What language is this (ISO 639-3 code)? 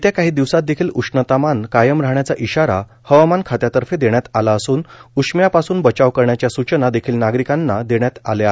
mar